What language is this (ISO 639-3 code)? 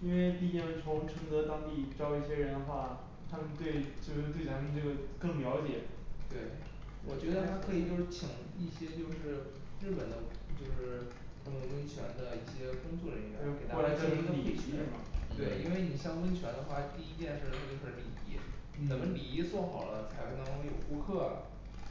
zho